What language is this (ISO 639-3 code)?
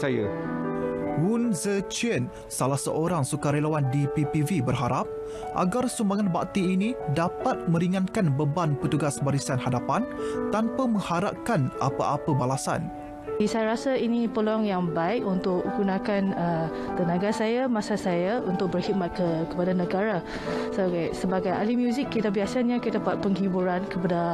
msa